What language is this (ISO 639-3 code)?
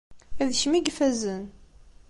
kab